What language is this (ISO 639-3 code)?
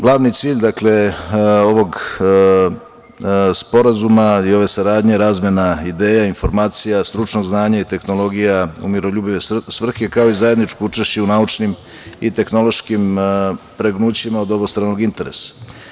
srp